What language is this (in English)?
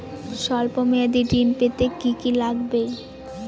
Bangla